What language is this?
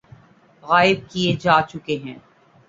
Urdu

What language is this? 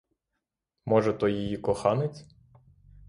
Ukrainian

